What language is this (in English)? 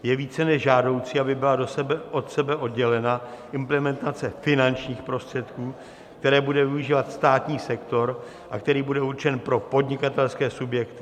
Czech